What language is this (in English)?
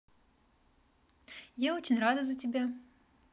Russian